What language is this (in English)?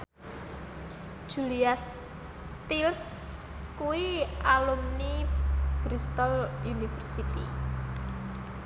Javanese